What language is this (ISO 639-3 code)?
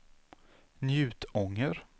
swe